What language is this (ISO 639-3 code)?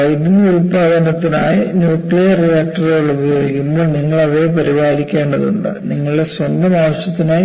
mal